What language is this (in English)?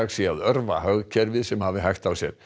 Icelandic